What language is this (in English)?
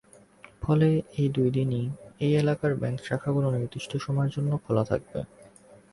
Bangla